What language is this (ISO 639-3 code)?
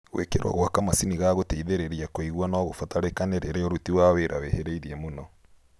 kik